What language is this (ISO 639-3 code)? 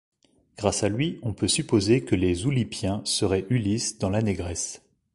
fra